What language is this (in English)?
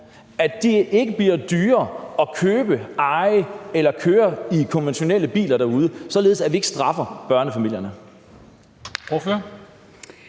Danish